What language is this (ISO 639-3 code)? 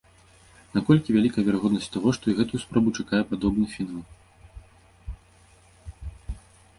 bel